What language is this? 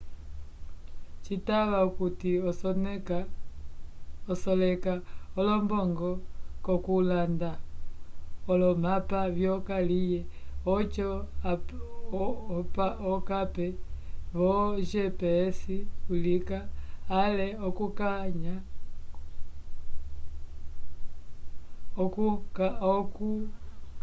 Umbundu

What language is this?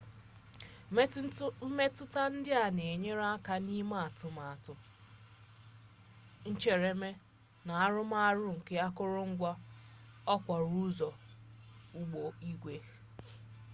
Igbo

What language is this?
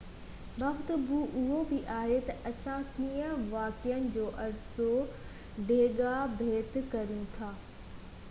Sindhi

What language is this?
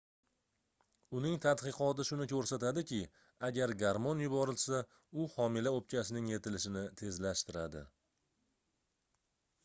Uzbek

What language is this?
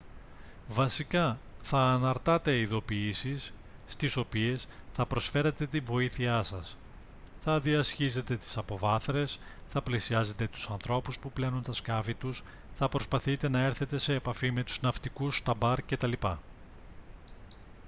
Greek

